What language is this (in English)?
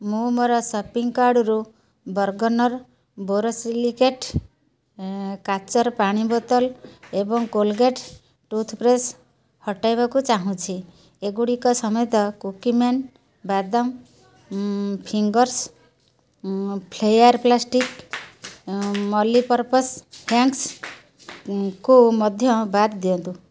Odia